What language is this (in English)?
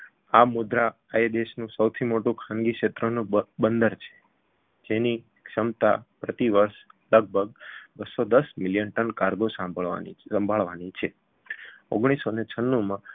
Gujarati